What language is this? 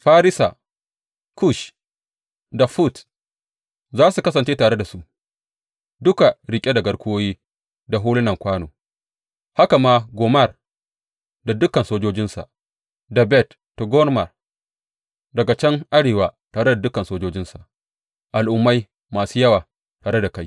Hausa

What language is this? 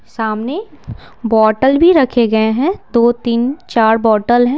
Hindi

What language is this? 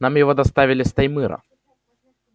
Russian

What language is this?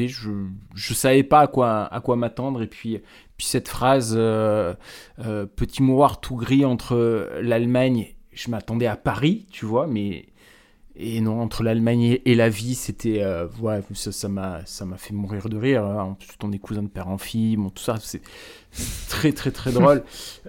French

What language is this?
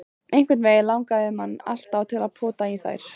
Icelandic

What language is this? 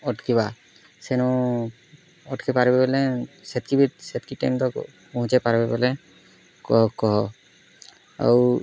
Odia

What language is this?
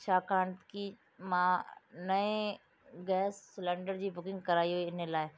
Sindhi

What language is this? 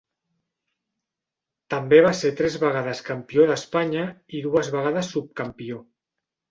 Catalan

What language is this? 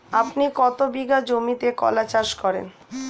Bangla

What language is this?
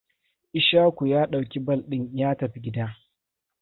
Hausa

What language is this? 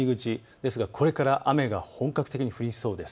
Japanese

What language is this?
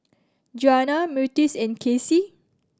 English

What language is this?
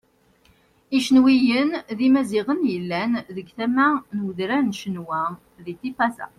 Kabyle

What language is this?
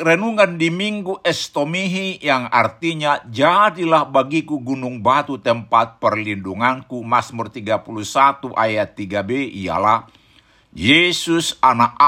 Indonesian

